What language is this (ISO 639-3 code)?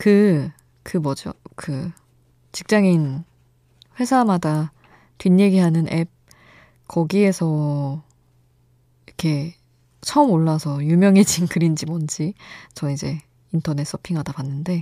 kor